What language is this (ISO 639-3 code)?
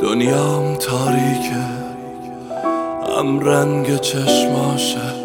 fas